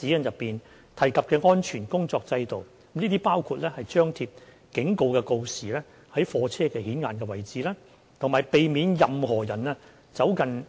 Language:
Cantonese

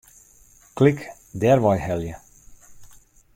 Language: Western Frisian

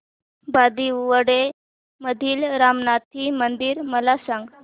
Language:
Marathi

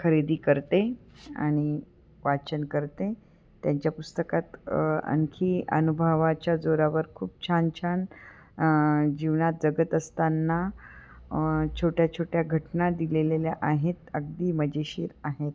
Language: Marathi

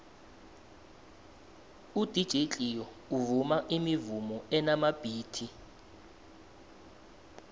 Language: South Ndebele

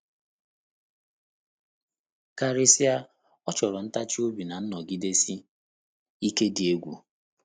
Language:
Igbo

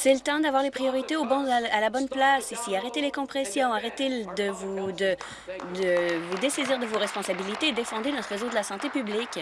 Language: French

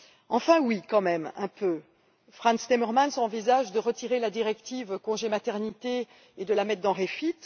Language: French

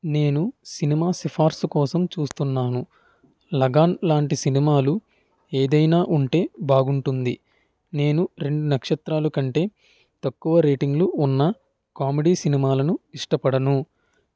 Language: Telugu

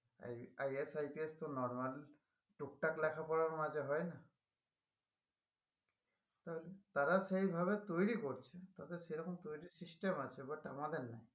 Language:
Bangla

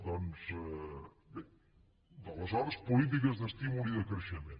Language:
Catalan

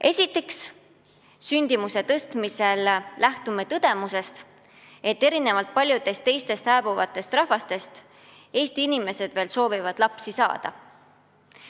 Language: Estonian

